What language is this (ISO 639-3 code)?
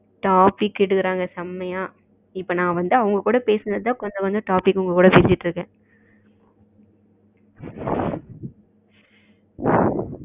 tam